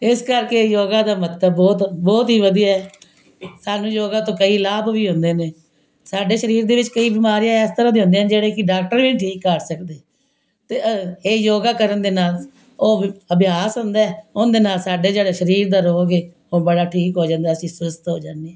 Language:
Punjabi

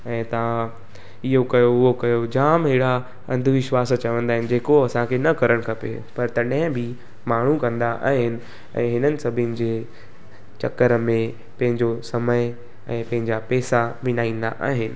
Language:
Sindhi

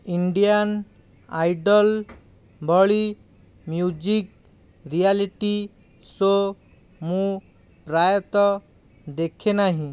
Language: Odia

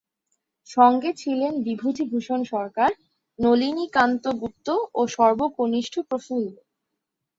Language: Bangla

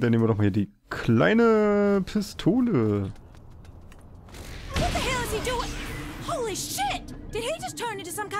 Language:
German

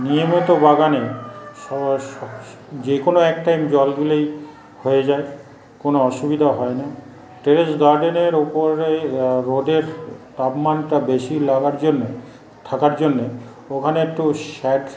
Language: Bangla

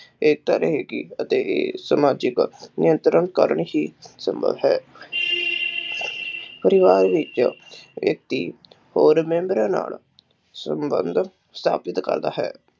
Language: Punjabi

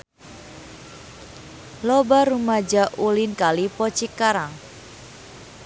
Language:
Sundanese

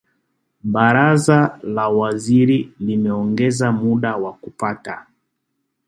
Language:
Swahili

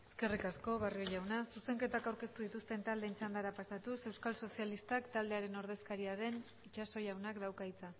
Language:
Basque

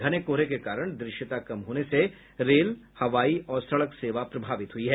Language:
Hindi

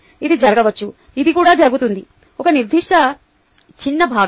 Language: Telugu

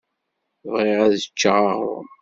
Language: Kabyle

